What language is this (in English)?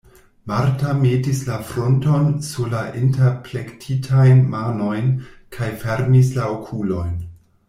Esperanto